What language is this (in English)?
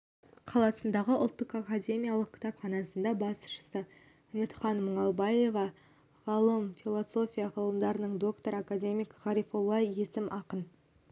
Kazakh